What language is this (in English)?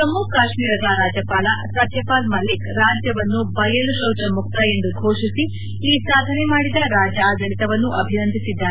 Kannada